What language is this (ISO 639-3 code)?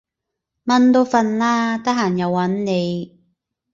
yue